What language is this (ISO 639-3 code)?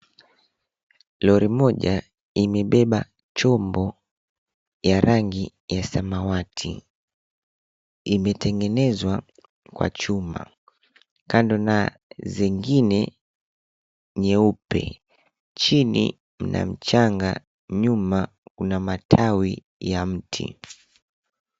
swa